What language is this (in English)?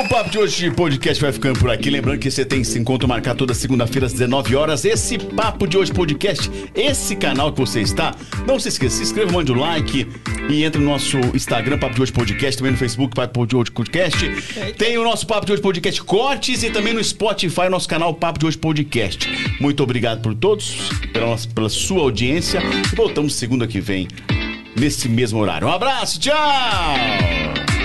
Portuguese